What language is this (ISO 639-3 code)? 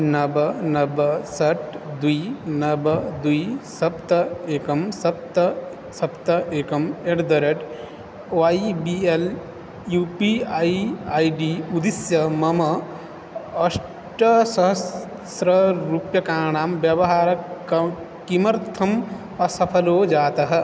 san